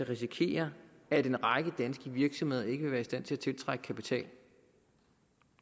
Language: Danish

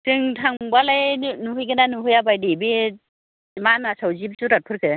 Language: Bodo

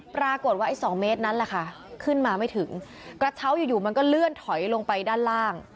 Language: Thai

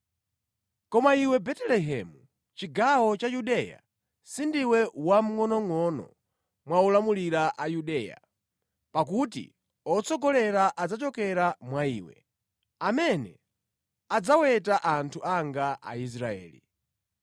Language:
Nyanja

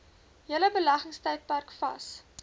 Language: Afrikaans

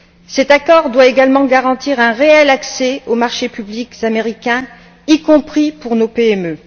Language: French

